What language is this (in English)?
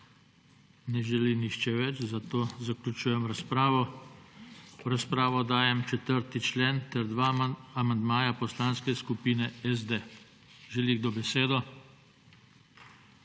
Slovenian